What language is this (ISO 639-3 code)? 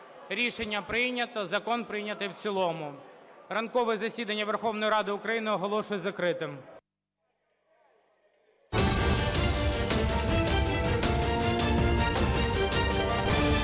ukr